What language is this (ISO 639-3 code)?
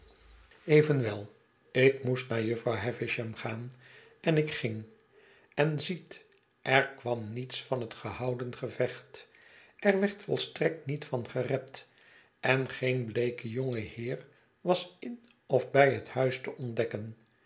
nld